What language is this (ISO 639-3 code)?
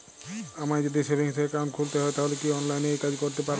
ben